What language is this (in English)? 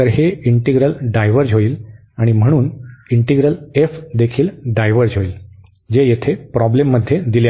Marathi